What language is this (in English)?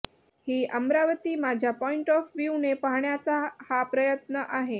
Marathi